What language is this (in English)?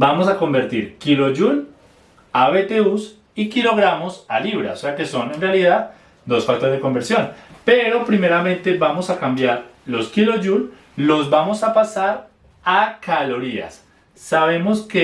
Spanish